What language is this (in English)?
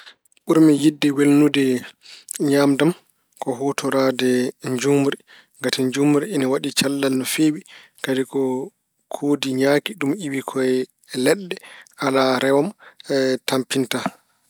Fula